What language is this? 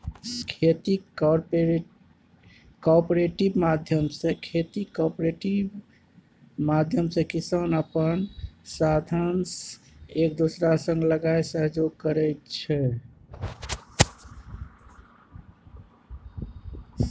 Maithili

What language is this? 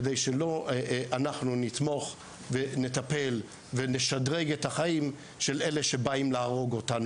Hebrew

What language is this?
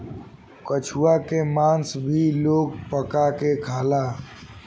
Bhojpuri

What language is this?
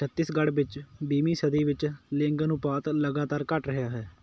Punjabi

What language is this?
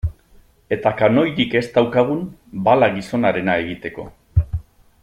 Basque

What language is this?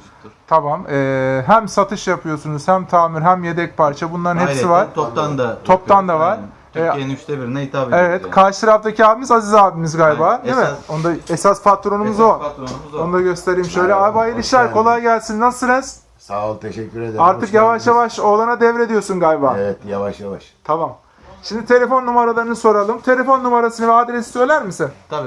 Turkish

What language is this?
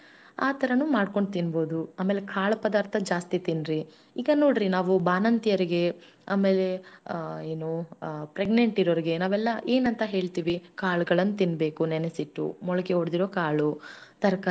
Kannada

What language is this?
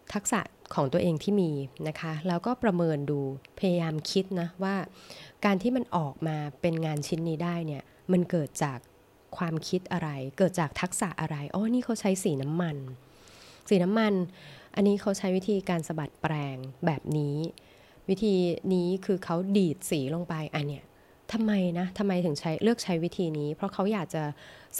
Thai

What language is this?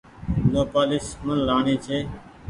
Goaria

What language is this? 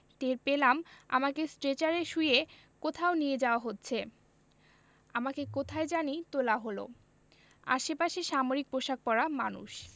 Bangla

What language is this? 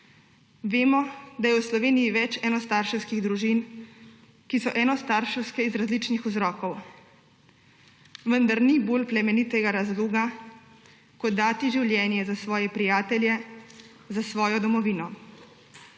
Slovenian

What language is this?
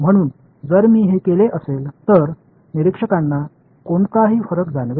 Marathi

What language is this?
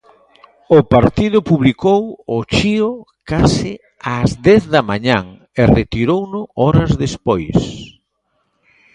Galician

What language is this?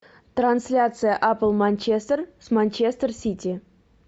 Russian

